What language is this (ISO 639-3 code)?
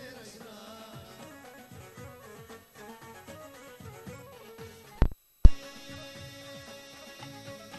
tur